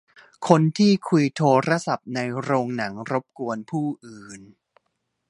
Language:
Thai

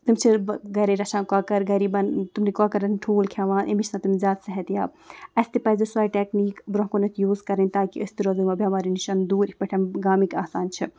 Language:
Kashmiri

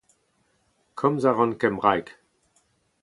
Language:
Breton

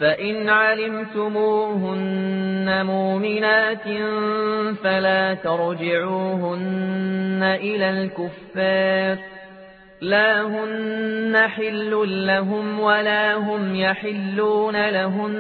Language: Arabic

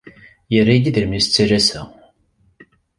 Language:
Kabyle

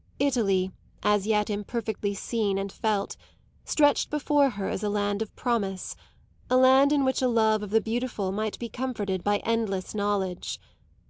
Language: English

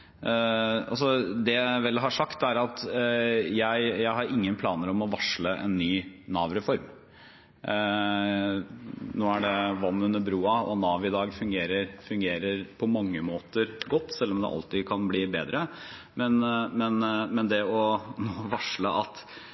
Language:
Norwegian Bokmål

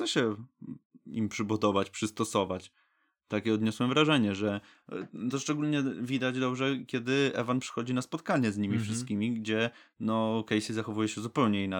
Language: Polish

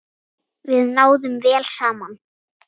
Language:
Icelandic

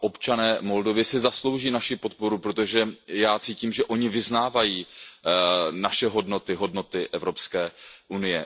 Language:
Czech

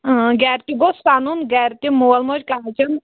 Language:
Kashmiri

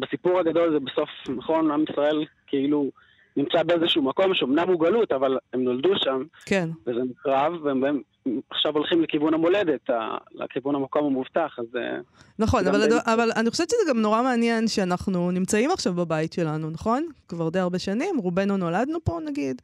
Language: Hebrew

